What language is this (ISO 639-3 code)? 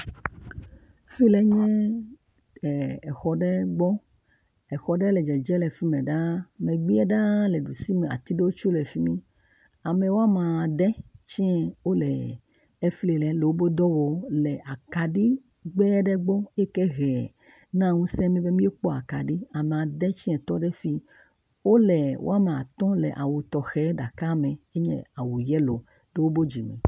ewe